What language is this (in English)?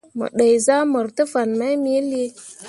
Mundang